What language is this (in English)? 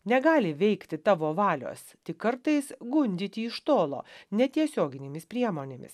Lithuanian